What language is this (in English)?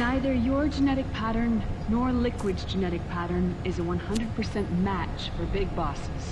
English